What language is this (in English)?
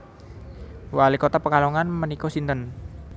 Javanese